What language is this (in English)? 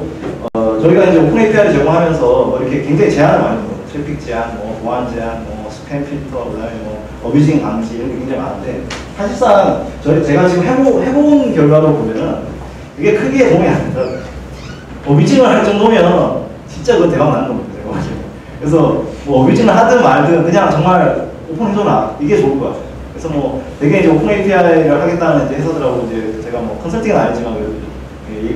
Korean